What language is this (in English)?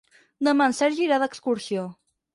Catalan